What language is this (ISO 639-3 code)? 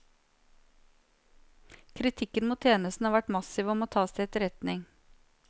nor